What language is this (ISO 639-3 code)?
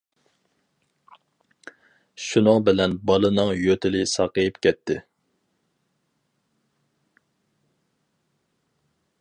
uig